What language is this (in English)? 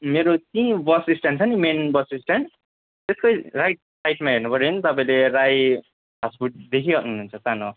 Nepali